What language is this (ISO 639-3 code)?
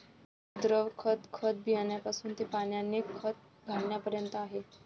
mar